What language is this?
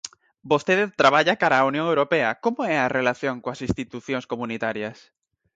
Galician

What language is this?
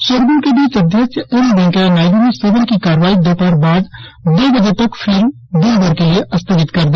Hindi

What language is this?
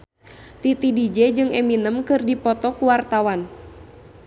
Sundanese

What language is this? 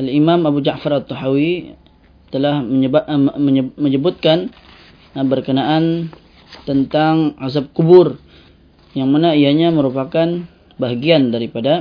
Malay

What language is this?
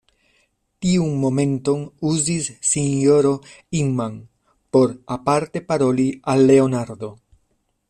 Esperanto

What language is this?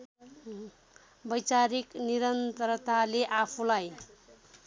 Nepali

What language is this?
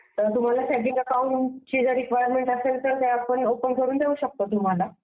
Marathi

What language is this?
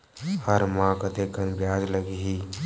Chhattisgarhi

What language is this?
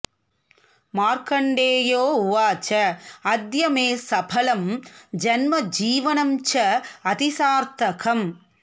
Sanskrit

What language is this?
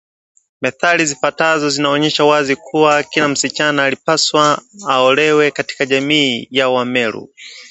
Swahili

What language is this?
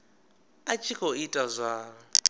Venda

